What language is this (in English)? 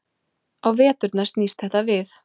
Icelandic